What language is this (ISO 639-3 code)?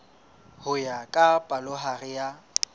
sot